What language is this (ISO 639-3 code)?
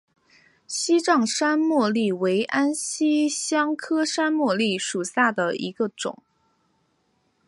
zho